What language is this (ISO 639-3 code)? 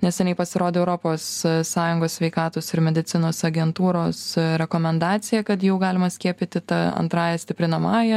lit